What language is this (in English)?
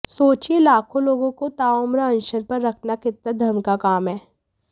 Hindi